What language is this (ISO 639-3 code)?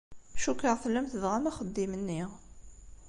kab